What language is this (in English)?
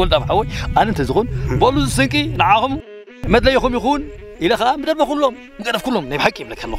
Arabic